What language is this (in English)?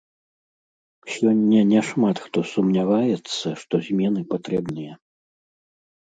Belarusian